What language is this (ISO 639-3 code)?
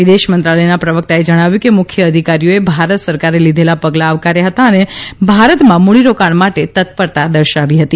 guj